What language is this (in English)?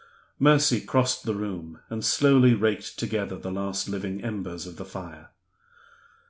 English